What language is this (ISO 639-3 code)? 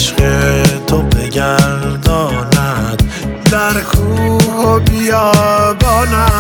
fas